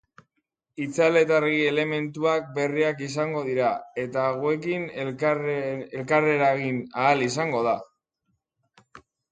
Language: Basque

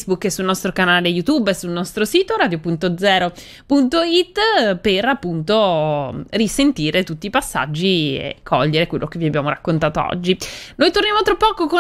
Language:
Italian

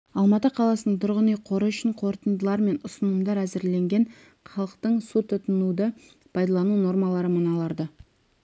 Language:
Kazakh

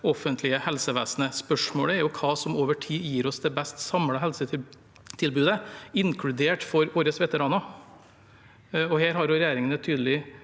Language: Norwegian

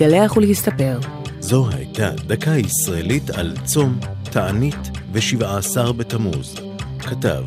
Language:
Hebrew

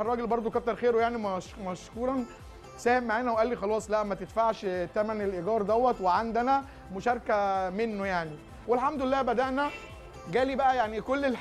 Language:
Arabic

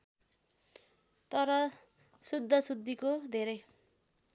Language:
Nepali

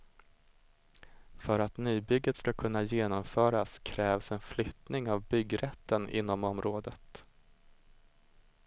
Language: Swedish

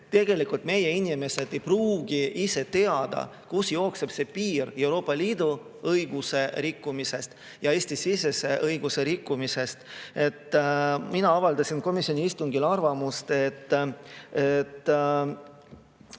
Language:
Estonian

